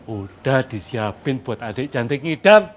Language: Indonesian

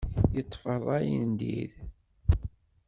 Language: Kabyle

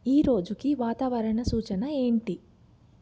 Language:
Telugu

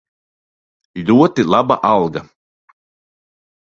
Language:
Latvian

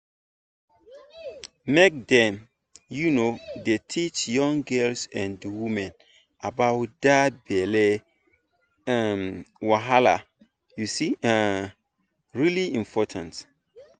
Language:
Nigerian Pidgin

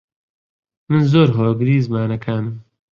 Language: Central Kurdish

